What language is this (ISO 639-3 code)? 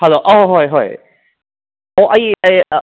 mni